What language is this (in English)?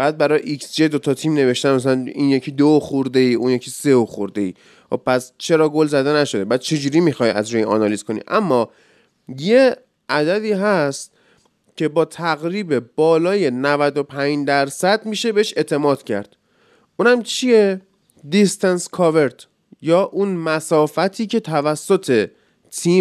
Persian